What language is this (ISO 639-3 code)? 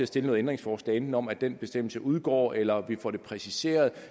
dan